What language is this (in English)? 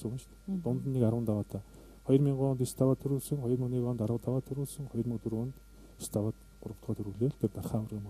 Russian